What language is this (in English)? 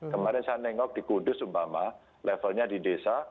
Indonesian